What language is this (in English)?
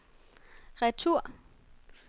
Danish